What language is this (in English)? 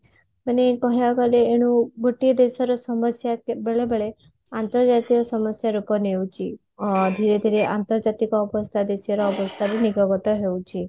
Odia